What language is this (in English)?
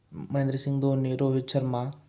Marathi